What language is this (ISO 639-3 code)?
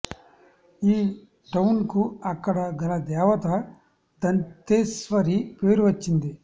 tel